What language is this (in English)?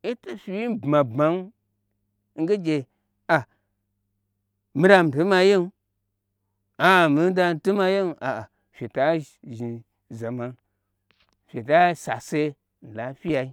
Gbagyi